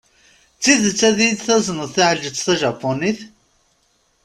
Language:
Kabyle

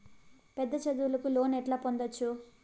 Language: Telugu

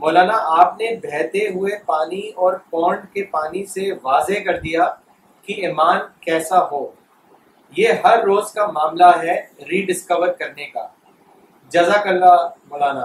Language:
Urdu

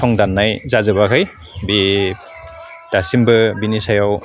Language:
Bodo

